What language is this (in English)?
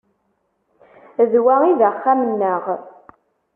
Kabyle